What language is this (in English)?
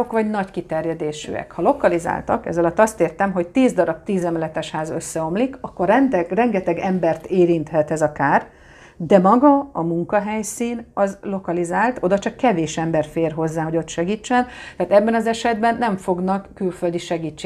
Hungarian